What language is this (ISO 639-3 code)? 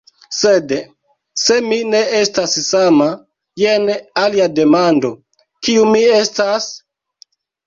epo